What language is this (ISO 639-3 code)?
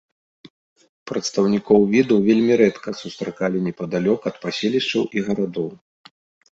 bel